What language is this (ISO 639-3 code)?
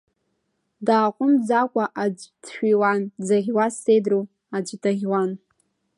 abk